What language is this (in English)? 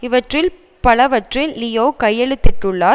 Tamil